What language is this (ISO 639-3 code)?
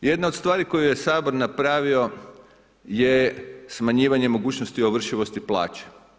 hrv